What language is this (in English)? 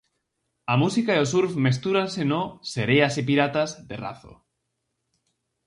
Galician